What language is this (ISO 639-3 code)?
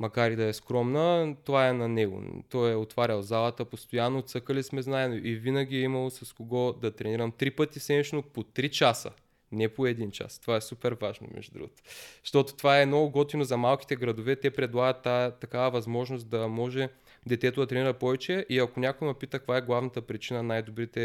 bul